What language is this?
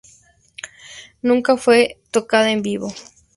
Spanish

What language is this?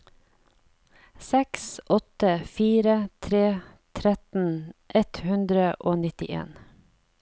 Norwegian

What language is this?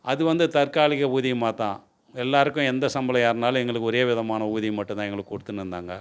Tamil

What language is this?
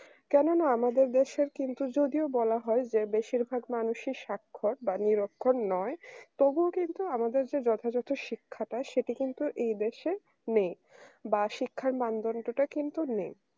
Bangla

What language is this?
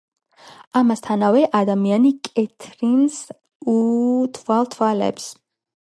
Georgian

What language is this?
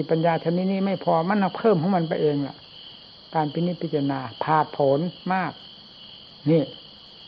Thai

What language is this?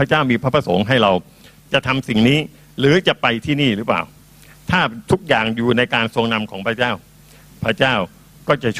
Thai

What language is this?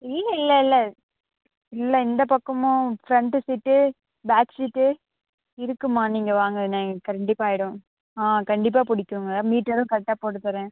Tamil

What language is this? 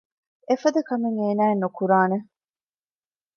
Divehi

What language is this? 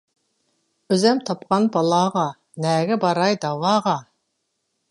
Uyghur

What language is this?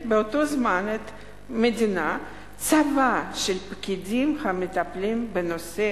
Hebrew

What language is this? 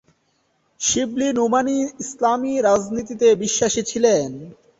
Bangla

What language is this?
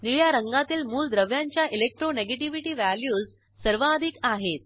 Marathi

